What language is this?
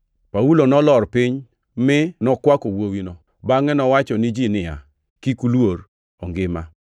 Luo (Kenya and Tanzania)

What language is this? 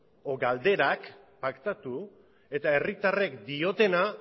Basque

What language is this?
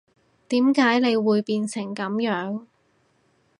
Cantonese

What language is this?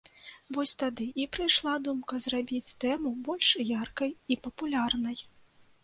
Belarusian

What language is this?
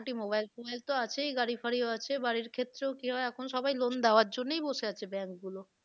Bangla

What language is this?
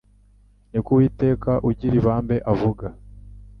Kinyarwanda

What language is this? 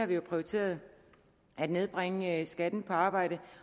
Danish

